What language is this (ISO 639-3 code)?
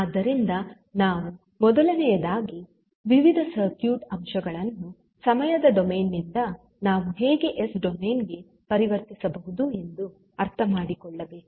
kan